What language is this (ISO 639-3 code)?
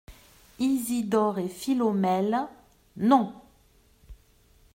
fra